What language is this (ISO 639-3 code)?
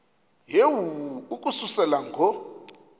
xho